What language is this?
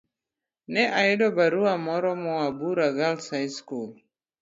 Luo (Kenya and Tanzania)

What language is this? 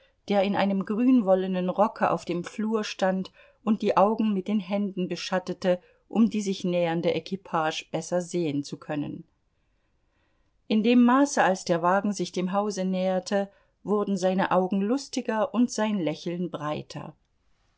German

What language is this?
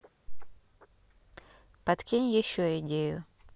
Russian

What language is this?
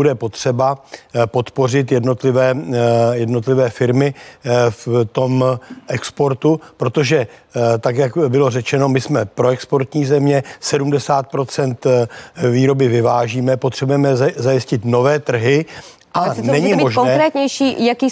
Czech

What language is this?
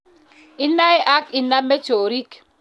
Kalenjin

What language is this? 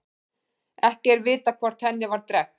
Icelandic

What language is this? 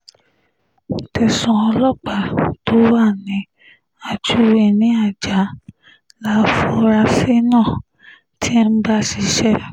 Yoruba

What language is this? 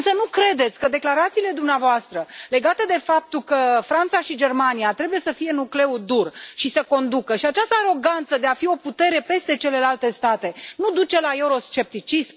Romanian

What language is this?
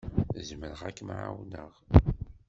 Kabyle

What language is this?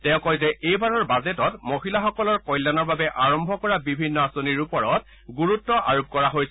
Assamese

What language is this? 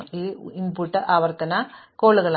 Malayalam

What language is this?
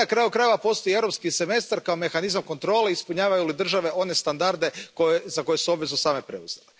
Croatian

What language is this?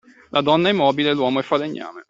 Italian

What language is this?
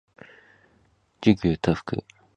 Cantonese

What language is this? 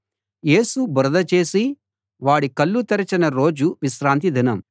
Telugu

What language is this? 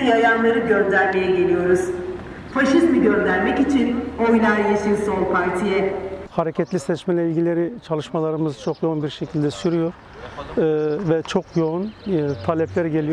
Turkish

